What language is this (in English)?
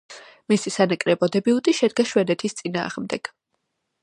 Georgian